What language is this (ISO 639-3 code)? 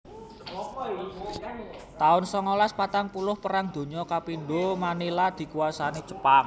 jav